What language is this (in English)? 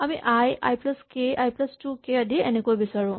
Assamese